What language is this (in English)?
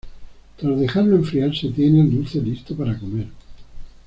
Spanish